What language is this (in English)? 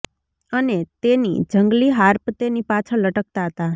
Gujarati